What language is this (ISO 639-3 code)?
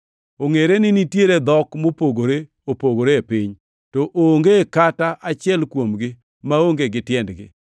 luo